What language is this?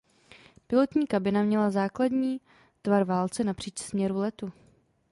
Czech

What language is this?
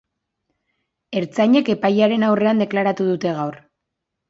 Basque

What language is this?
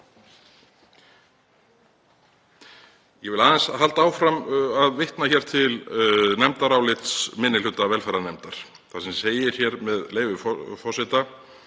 Icelandic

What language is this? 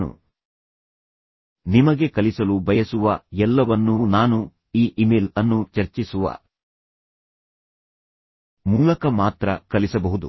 Kannada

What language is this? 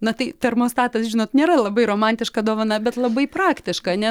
Lithuanian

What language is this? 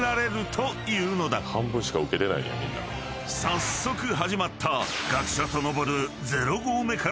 Japanese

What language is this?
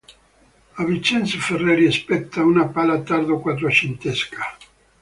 Italian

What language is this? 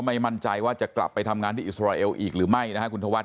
Thai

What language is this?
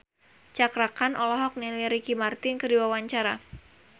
Sundanese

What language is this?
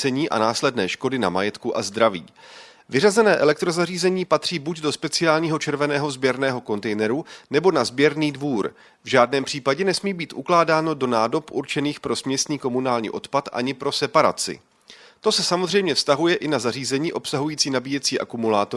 Czech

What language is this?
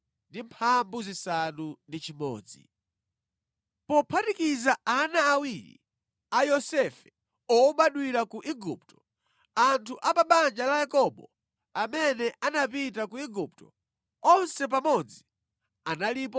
Nyanja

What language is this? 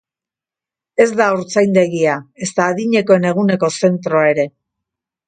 Basque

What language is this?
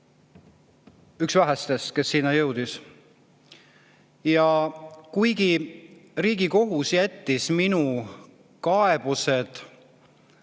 Estonian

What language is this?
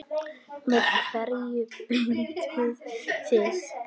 Icelandic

